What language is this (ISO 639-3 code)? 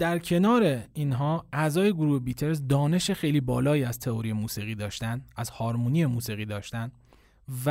fas